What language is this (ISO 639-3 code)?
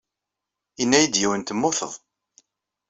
kab